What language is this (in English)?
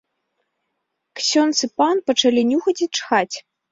Belarusian